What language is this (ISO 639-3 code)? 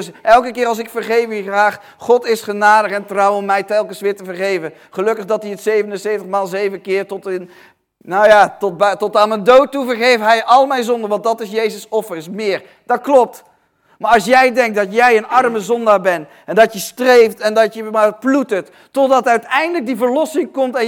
nld